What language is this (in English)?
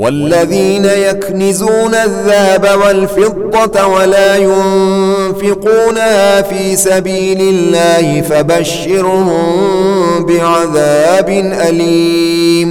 Arabic